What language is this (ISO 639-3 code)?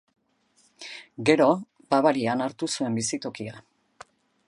eus